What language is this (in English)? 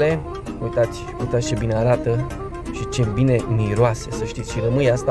Romanian